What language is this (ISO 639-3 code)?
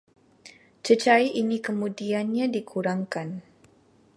msa